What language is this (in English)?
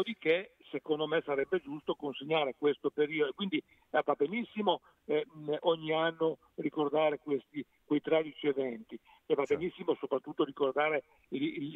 Italian